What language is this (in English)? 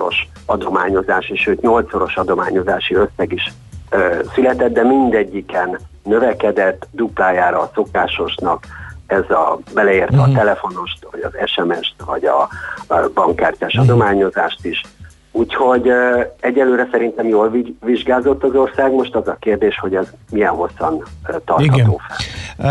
Hungarian